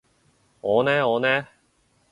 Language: Cantonese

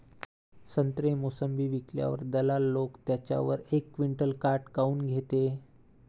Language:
Marathi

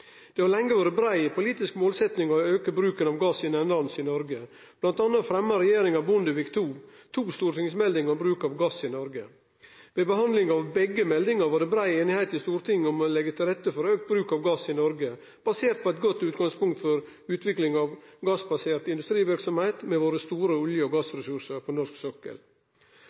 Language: Norwegian Nynorsk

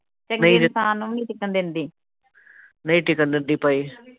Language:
Punjabi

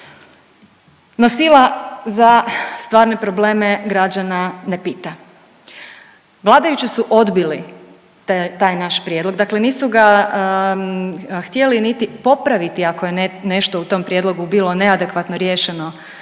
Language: Croatian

